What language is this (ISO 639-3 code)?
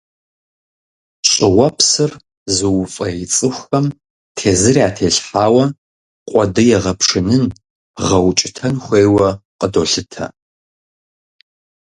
kbd